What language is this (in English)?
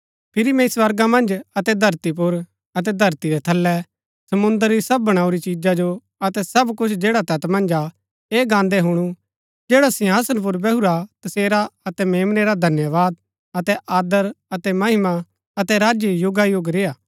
Gaddi